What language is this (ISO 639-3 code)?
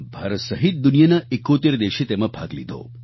guj